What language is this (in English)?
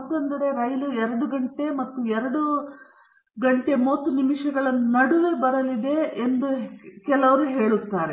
Kannada